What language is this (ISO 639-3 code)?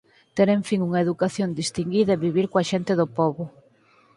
glg